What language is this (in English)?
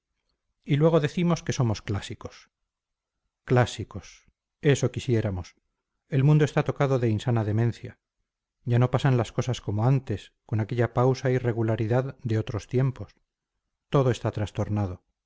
Spanish